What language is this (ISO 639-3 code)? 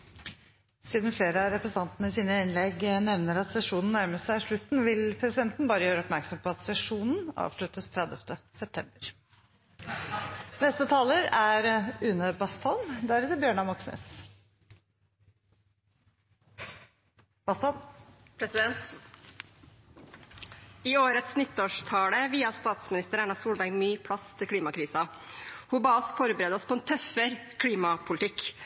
nob